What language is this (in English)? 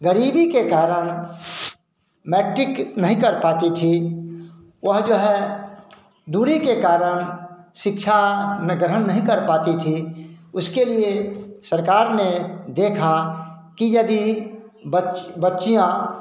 Hindi